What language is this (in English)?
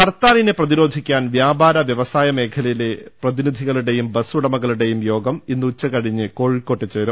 Malayalam